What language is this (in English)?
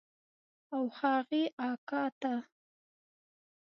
Pashto